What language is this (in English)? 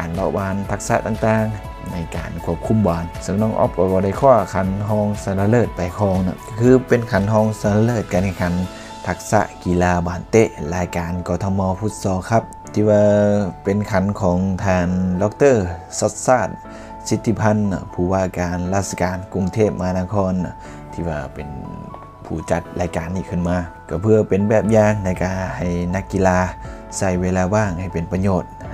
Thai